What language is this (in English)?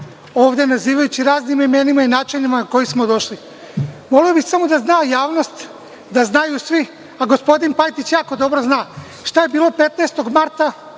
Serbian